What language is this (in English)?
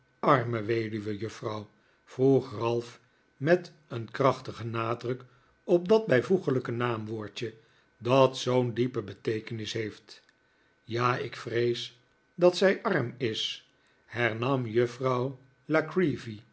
Dutch